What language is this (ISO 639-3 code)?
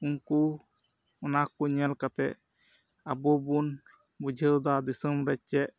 sat